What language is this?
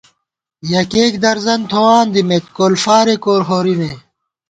Gawar-Bati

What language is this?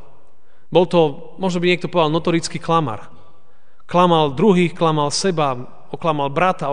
Slovak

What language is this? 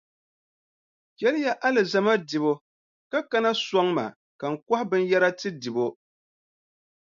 Dagbani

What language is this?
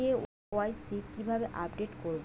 Bangla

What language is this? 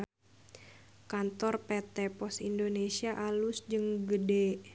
Sundanese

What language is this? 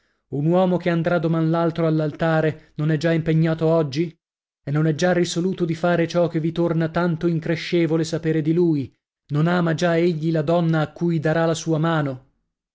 Italian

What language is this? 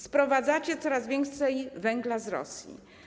Polish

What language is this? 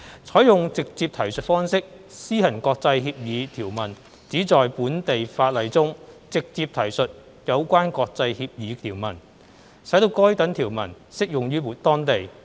Cantonese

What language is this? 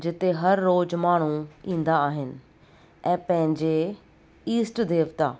Sindhi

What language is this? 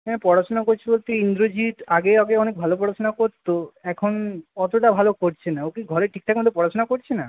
Bangla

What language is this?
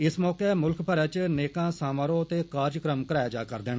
Dogri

